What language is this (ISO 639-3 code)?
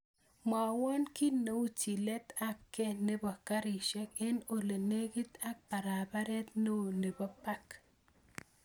kln